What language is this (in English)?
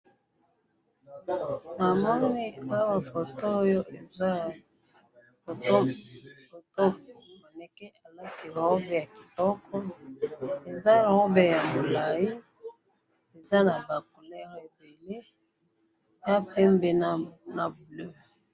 Lingala